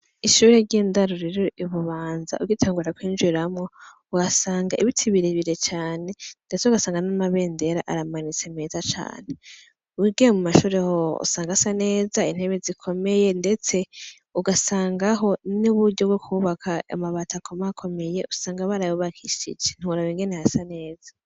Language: Rundi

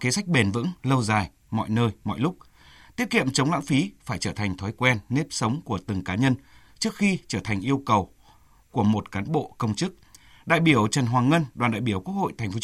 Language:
Vietnamese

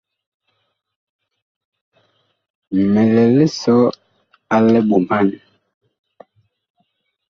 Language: Bakoko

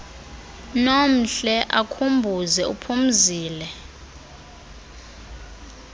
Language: Xhosa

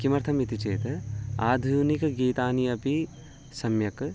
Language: Sanskrit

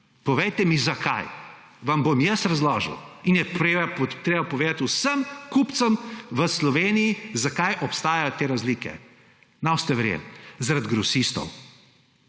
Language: Slovenian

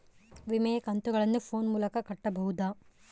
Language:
Kannada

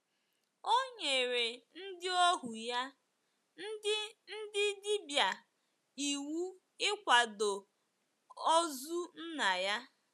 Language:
Igbo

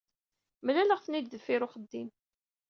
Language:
Kabyle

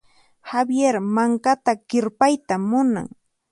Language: Puno Quechua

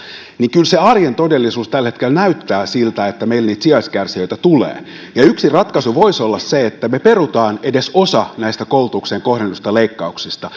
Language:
Finnish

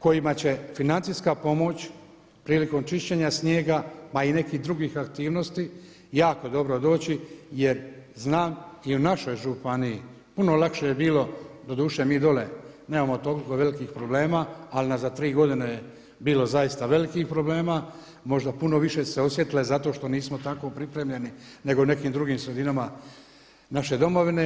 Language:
Croatian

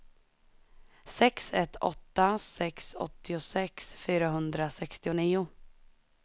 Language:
Swedish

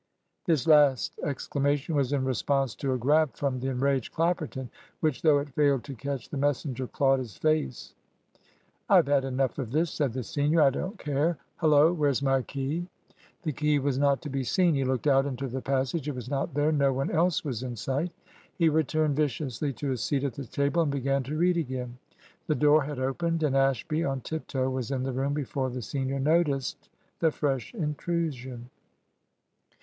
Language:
English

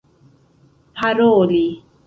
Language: Esperanto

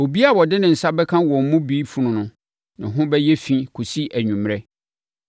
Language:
Akan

